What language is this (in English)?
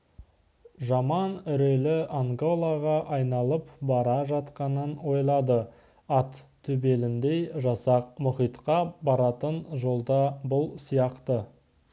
Kazakh